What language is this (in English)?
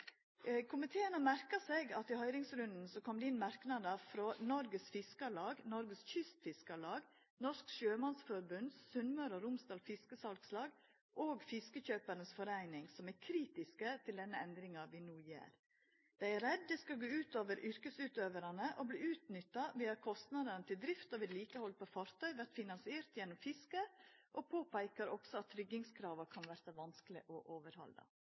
Norwegian Nynorsk